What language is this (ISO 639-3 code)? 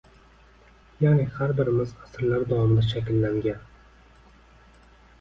uzb